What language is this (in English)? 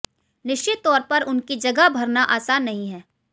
Hindi